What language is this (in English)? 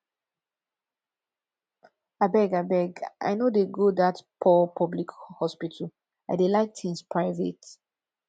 Nigerian Pidgin